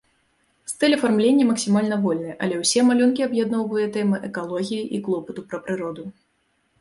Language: Belarusian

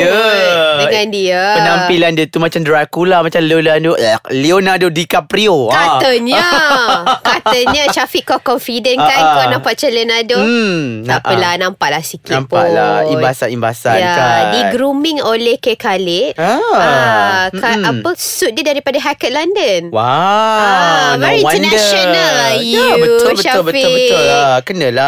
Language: Malay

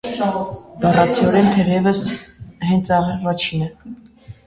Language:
Armenian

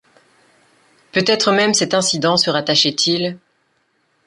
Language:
French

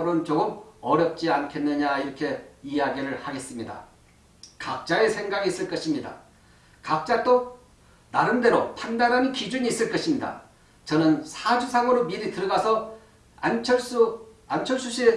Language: Korean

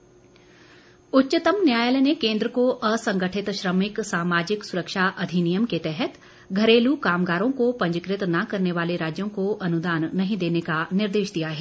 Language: Hindi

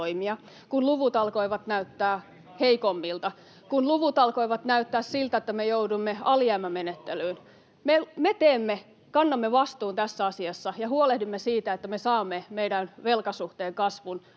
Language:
Finnish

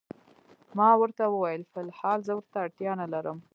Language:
Pashto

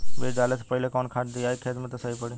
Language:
Bhojpuri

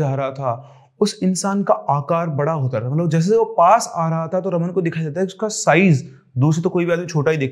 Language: Hindi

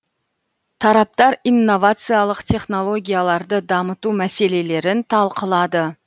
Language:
Kazakh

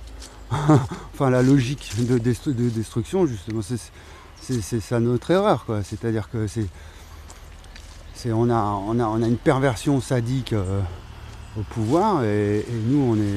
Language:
French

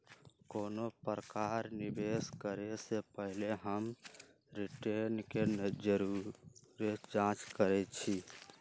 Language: Magahi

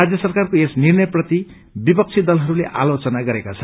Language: Nepali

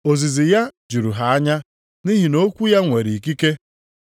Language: Igbo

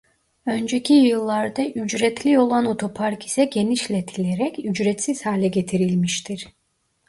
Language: Turkish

